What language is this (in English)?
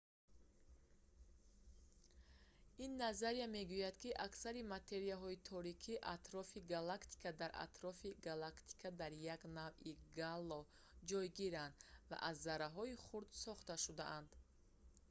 Tajik